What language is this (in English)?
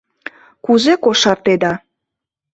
Mari